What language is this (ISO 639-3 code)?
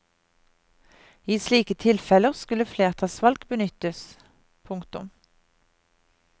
nor